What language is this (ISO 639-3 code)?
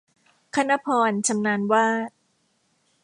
tha